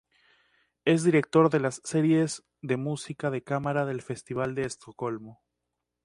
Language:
Spanish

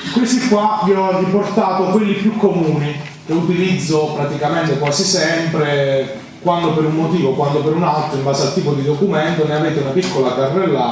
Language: Italian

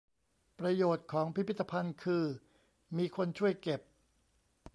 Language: Thai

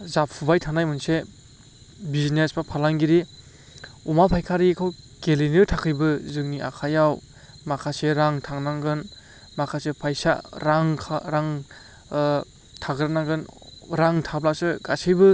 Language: Bodo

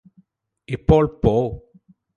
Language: Malayalam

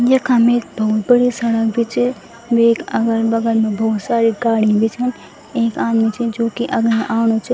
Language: Garhwali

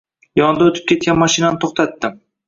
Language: Uzbek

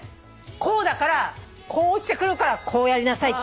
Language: Japanese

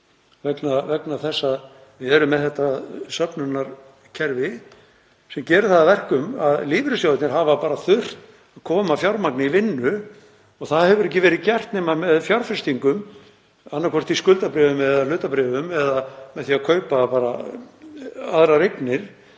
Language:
Icelandic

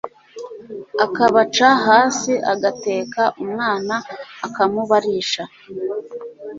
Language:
Kinyarwanda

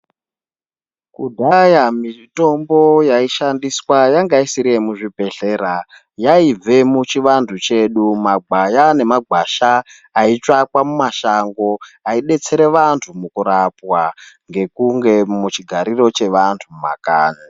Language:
Ndau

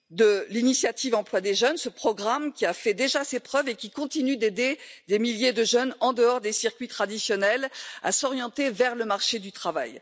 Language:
French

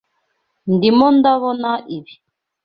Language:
Kinyarwanda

